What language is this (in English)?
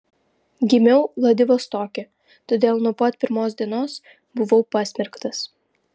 Lithuanian